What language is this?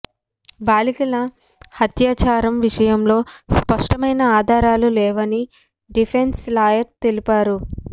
Telugu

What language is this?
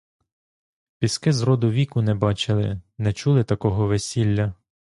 Ukrainian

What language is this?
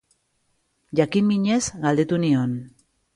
Basque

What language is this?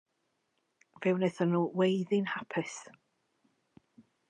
Welsh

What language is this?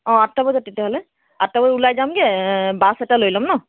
Assamese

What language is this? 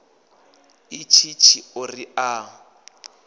Venda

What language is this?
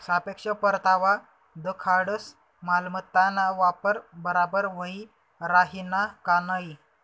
Marathi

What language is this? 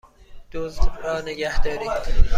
Persian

